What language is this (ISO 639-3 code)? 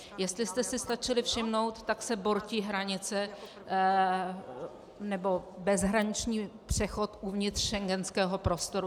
ces